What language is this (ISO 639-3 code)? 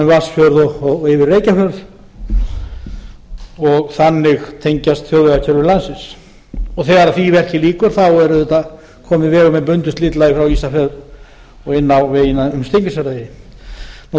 isl